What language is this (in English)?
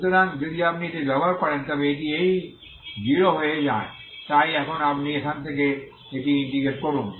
Bangla